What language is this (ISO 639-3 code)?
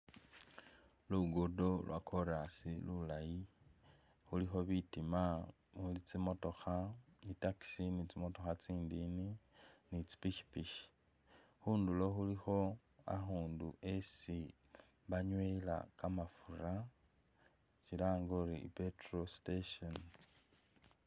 myx